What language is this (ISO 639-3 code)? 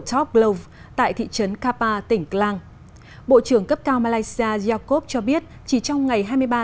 vie